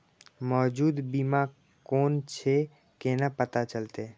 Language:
Maithili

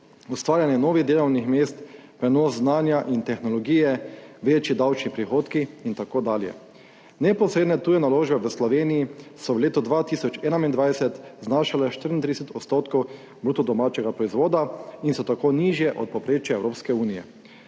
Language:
Slovenian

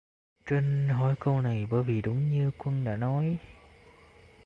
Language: Vietnamese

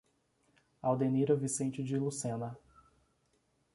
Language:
Portuguese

